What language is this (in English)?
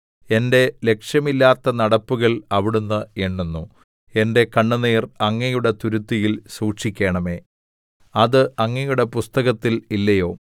Malayalam